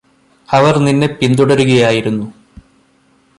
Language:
Malayalam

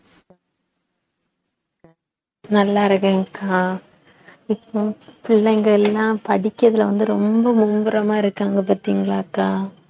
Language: Tamil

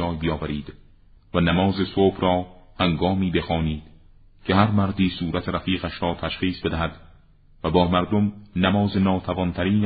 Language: Persian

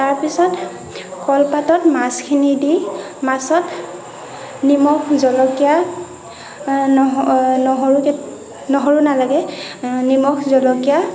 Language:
Assamese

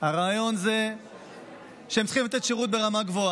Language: Hebrew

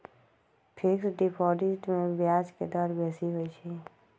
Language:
Magahi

